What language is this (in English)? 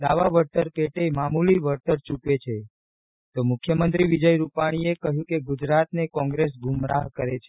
Gujarati